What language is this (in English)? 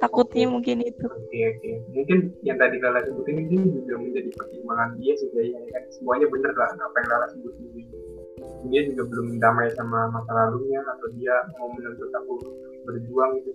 Indonesian